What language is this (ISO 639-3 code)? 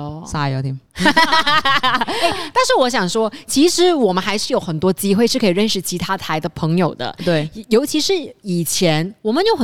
zho